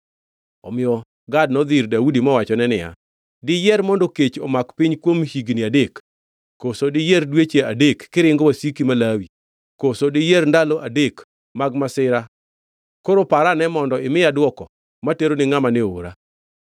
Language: Luo (Kenya and Tanzania)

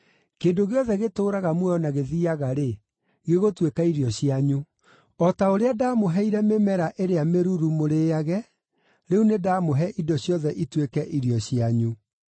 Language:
Kikuyu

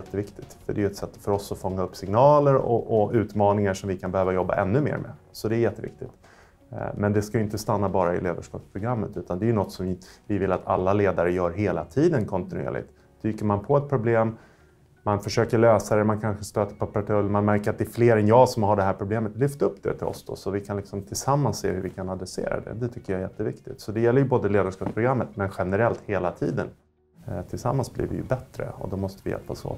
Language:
Swedish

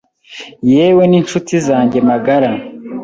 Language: Kinyarwanda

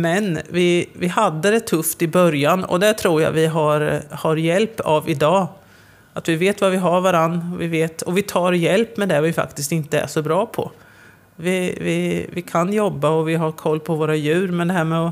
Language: Swedish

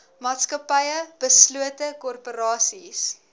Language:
Afrikaans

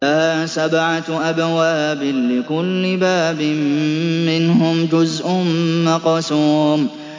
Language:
Arabic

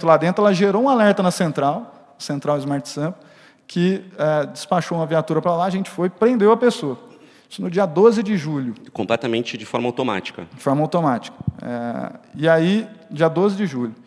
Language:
Portuguese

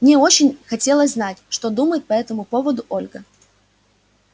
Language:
Russian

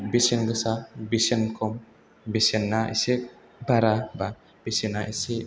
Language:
Bodo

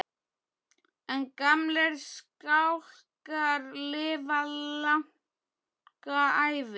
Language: Icelandic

